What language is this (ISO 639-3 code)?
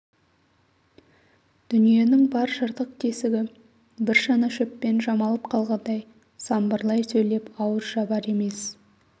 kaz